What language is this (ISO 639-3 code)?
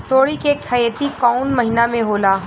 bho